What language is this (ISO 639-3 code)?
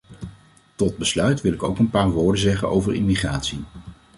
nld